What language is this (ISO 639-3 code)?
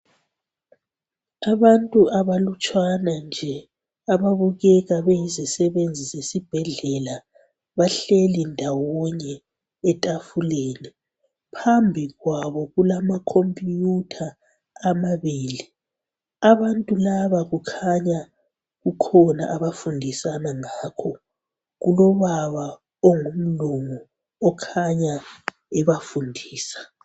nde